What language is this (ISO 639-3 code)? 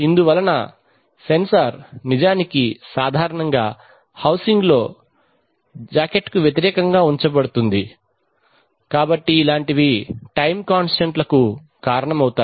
tel